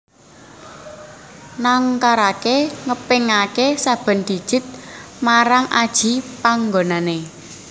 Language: Javanese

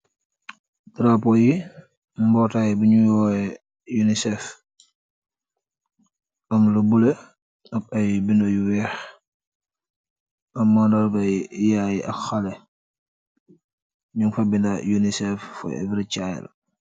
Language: Wolof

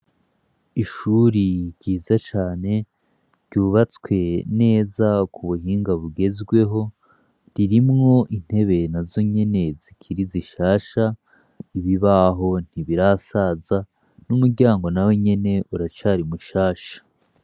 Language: Rundi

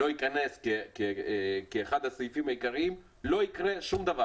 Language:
Hebrew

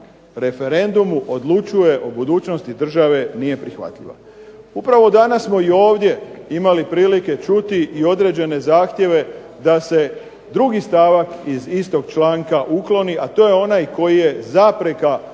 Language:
Croatian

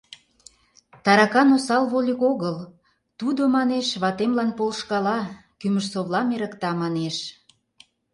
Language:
Mari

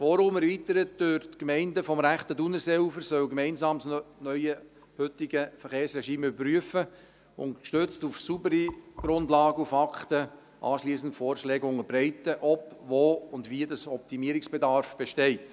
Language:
Swiss German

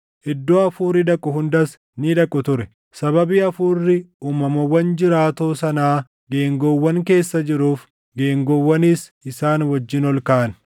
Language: Oromo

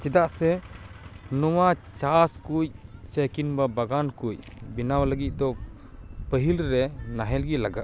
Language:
Santali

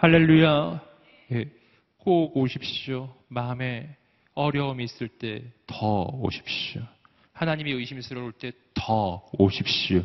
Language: Korean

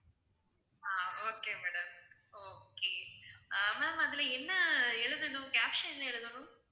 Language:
Tamil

